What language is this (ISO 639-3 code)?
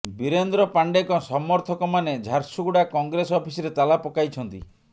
ori